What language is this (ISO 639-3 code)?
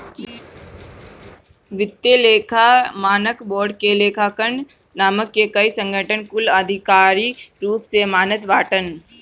bho